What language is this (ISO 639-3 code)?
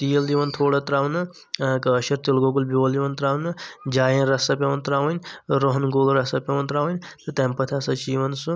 kas